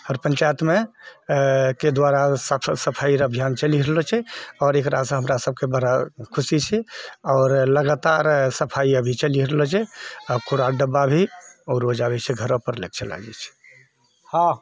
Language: Maithili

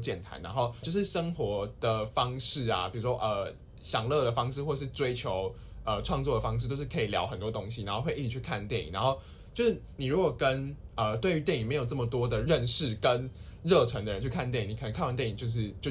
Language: Chinese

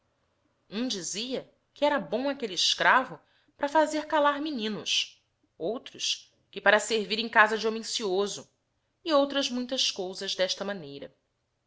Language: Portuguese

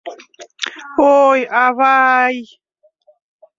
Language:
Mari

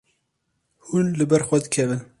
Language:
Kurdish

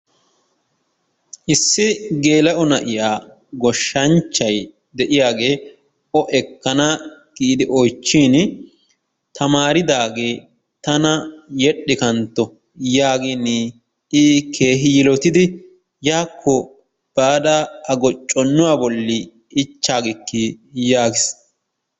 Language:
Wolaytta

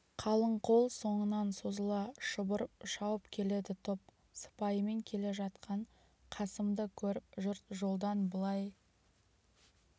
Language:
Kazakh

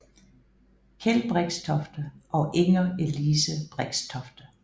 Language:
Danish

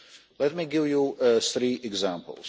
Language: English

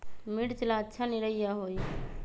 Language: Magahi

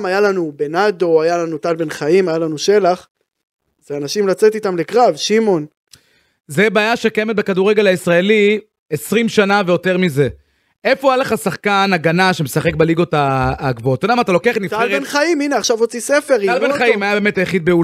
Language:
Hebrew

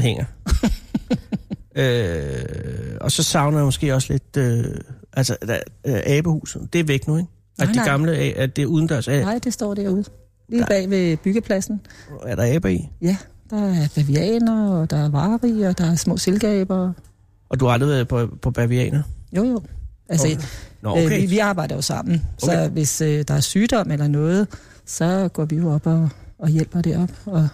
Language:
Danish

